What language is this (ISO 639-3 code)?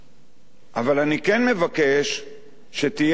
heb